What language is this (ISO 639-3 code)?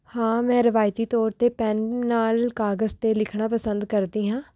pan